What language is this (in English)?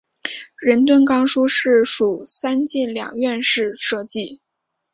Chinese